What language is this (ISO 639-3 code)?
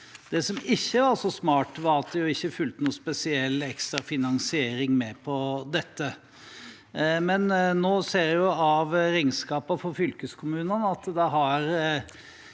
nor